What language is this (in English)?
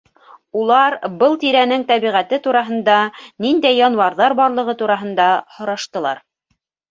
Bashkir